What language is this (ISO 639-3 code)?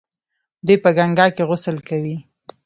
pus